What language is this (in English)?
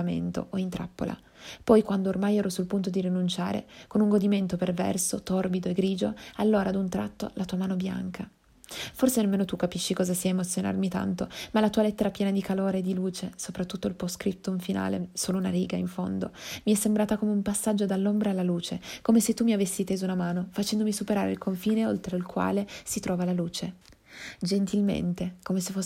Italian